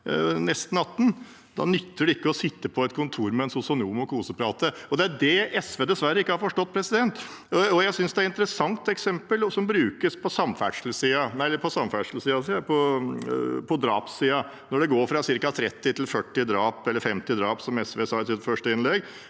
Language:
Norwegian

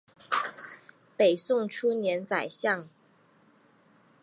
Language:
Chinese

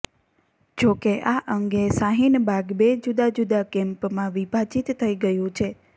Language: Gujarati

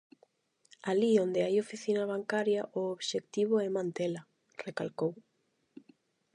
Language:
Galician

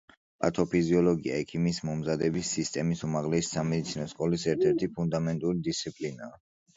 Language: Georgian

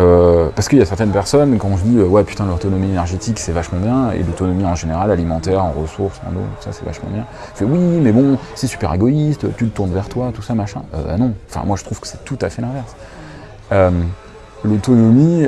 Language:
French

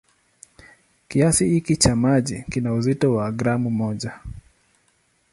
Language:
Swahili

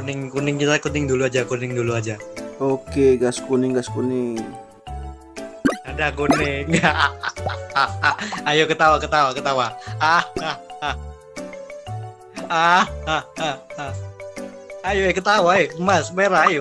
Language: Indonesian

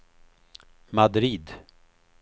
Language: Swedish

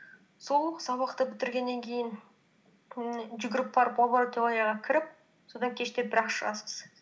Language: Kazakh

